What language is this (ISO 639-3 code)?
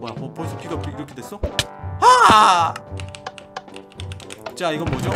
kor